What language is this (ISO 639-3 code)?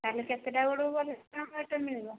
ori